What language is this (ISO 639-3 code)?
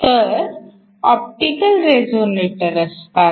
mar